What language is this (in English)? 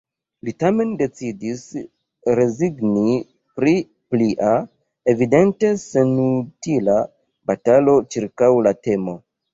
Esperanto